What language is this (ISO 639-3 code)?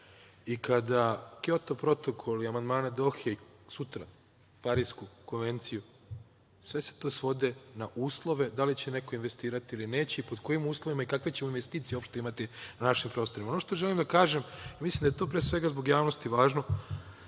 srp